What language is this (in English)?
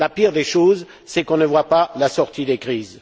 French